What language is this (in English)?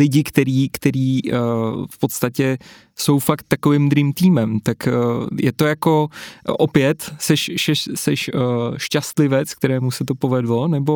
Czech